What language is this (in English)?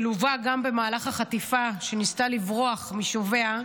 Hebrew